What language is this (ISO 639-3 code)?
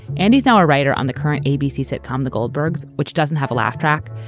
eng